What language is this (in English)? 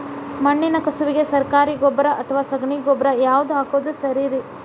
Kannada